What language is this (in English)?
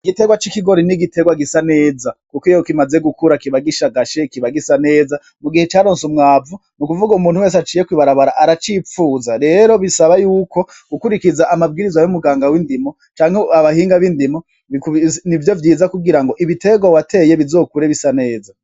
Rundi